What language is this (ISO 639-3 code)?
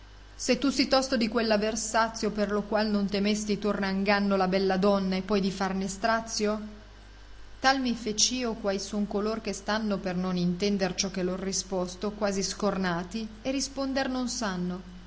ita